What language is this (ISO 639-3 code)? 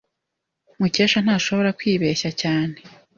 kin